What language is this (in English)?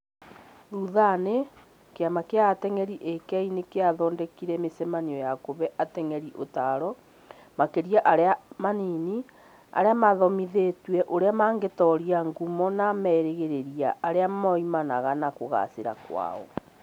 Kikuyu